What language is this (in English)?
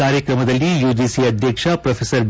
Kannada